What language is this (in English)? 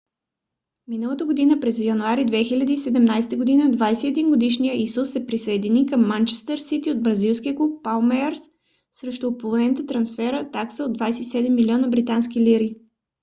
Bulgarian